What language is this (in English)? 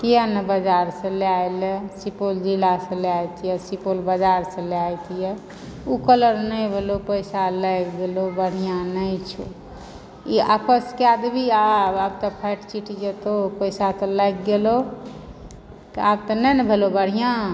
Maithili